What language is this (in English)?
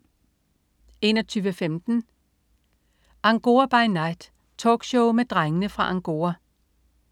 Danish